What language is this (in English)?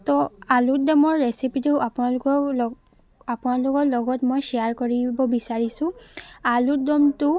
Assamese